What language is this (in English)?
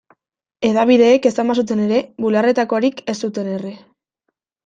Basque